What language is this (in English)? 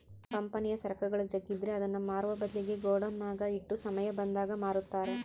Kannada